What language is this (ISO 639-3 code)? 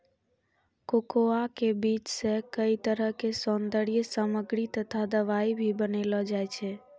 mai